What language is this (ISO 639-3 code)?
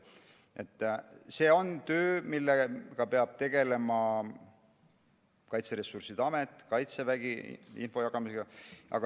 est